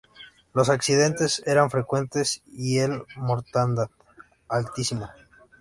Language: Spanish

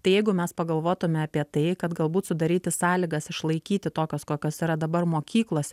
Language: Lithuanian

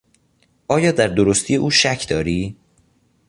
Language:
Persian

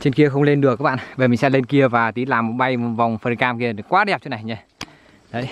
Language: Vietnamese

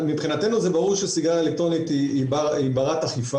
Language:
Hebrew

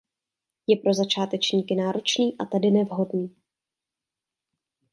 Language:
Czech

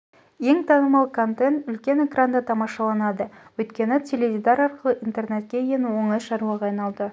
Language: Kazakh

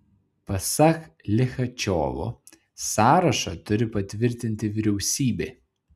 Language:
Lithuanian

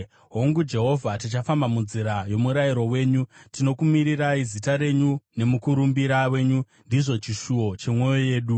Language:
Shona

